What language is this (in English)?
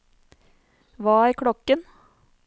Norwegian